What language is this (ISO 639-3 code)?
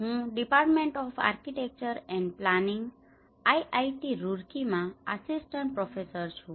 guj